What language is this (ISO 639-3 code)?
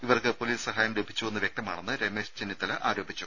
mal